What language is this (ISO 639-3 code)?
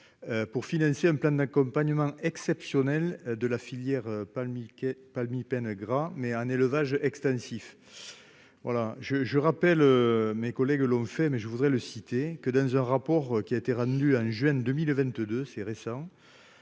fra